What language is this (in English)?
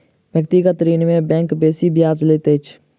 Maithili